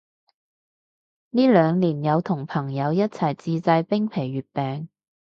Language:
Cantonese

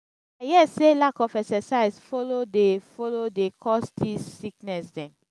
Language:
Nigerian Pidgin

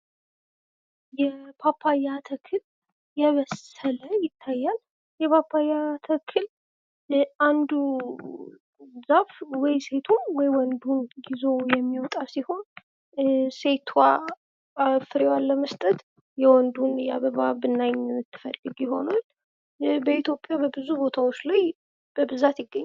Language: Amharic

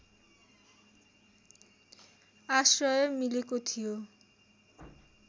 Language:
Nepali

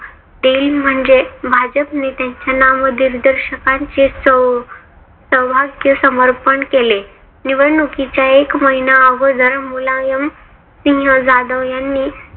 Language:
Marathi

